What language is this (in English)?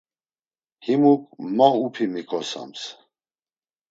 Laz